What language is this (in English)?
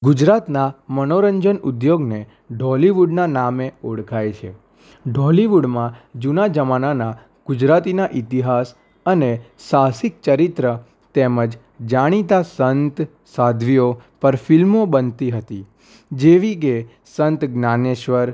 Gujarati